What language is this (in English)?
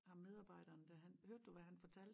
Danish